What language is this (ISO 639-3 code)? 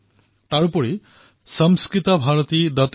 asm